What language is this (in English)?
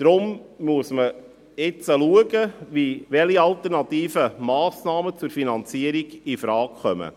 Swiss German